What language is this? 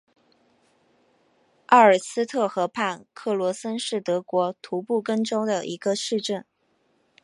Chinese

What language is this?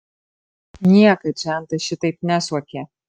Lithuanian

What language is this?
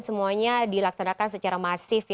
Indonesian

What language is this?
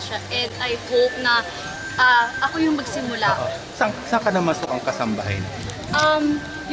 Filipino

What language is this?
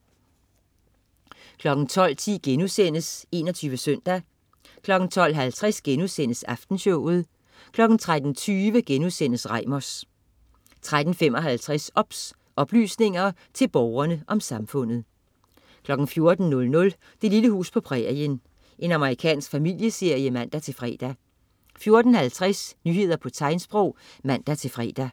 Danish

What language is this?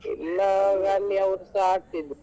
Kannada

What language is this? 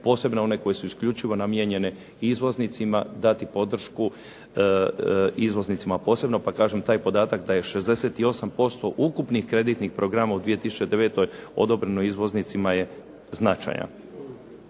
Croatian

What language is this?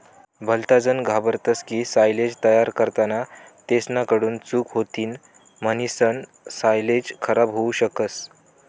Marathi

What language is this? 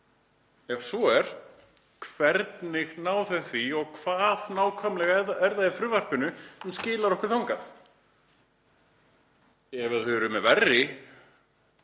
Icelandic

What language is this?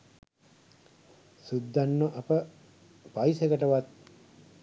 Sinhala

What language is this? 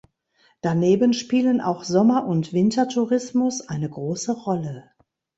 German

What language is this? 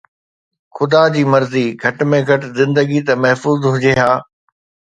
Sindhi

